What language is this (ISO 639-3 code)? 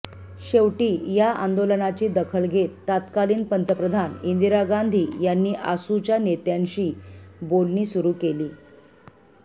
mar